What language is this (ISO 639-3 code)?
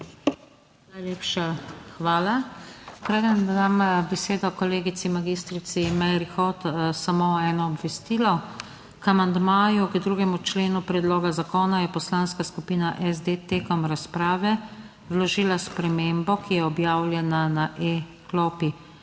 slv